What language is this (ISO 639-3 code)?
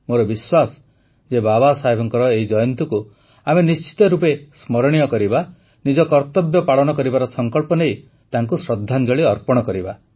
ori